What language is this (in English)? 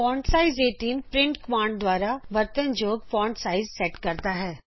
Punjabi